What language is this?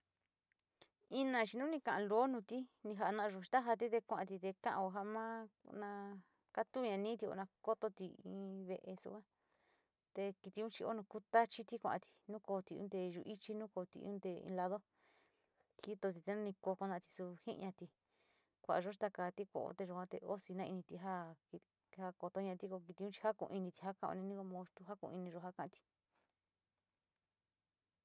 Sinicahua Mixtec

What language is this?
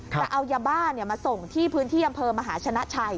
Thai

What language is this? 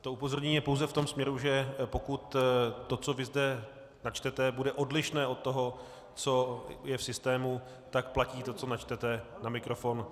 Czech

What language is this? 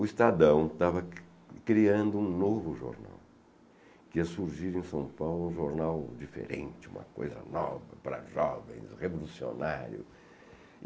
Portuguese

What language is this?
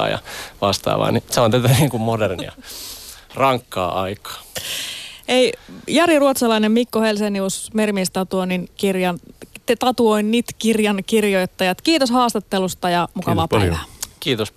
Finnish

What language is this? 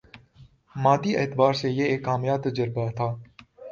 Urdu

